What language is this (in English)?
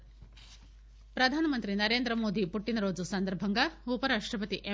Telugu